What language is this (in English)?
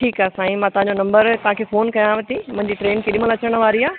Sindhi